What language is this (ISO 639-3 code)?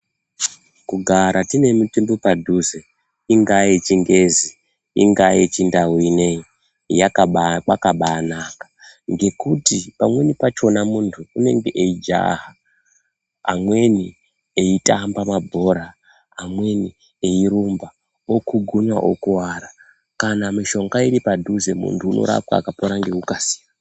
ndc